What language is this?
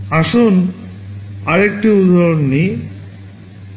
Bangla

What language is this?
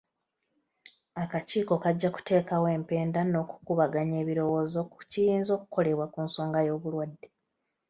Ganda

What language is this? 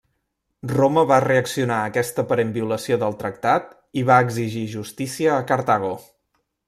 Catalan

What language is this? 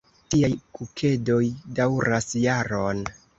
Esperanto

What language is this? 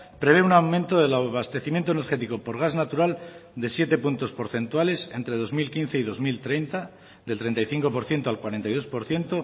Spanish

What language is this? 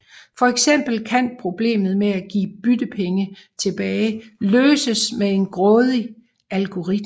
Danish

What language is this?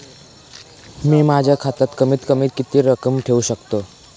Marathi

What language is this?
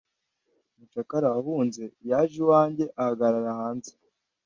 Kinyarwanda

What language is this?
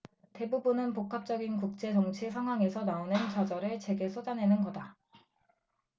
Korean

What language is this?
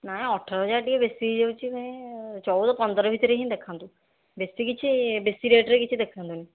Odia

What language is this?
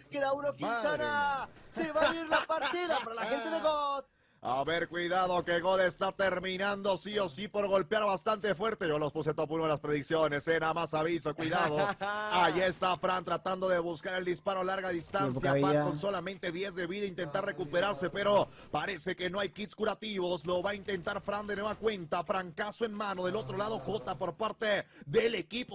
Spanish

